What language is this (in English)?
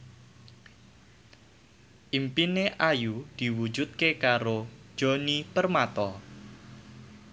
Javanese